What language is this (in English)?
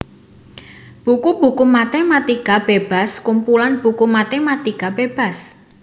Javanese